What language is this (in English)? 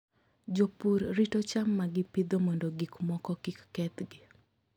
Luo (Kenya and Tanzania)